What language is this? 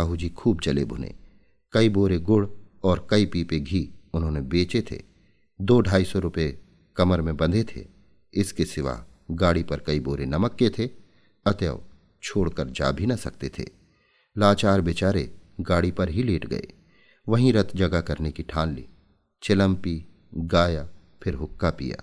Hindi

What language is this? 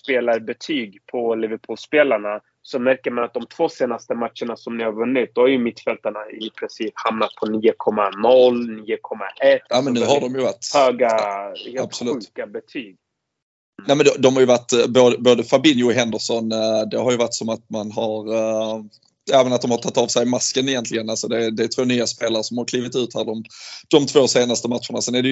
Swedish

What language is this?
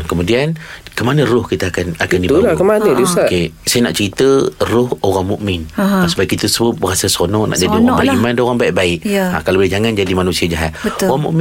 Malay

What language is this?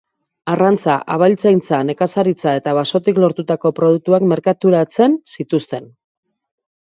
Basque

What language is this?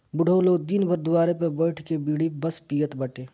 Bhojpuri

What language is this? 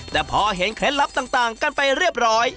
Thai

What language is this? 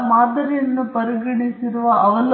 Kannada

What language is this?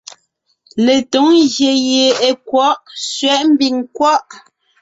Ngiemboon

